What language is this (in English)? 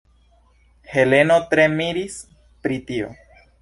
Esperanto